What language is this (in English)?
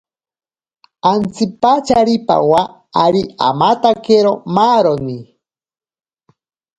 Ashéninka Perené